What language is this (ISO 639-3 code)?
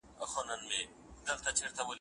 pus